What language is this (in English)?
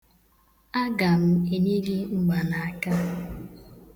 Igbo